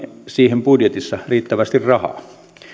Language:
Finnish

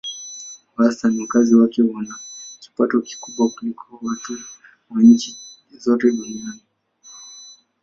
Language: Swahili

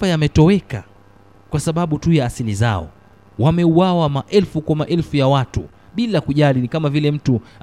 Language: Swahili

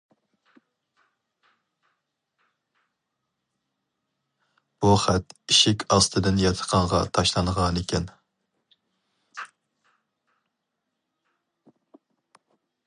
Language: Uyghur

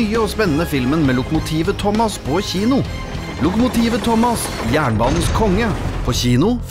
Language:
Norwegian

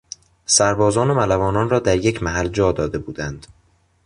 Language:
Persian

